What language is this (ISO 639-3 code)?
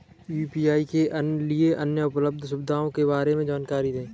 hin